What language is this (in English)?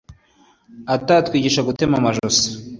Kinyarwanda